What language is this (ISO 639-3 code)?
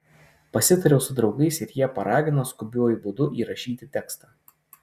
lit